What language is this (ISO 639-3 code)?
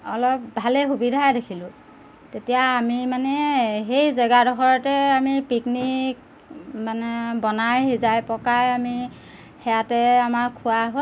asm